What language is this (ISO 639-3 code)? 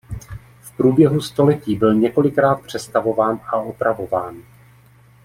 ces